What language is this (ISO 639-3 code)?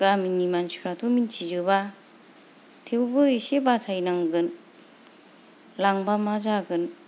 brx